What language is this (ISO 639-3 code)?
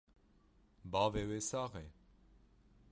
kur